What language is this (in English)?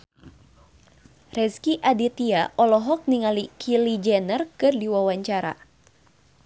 Sundanese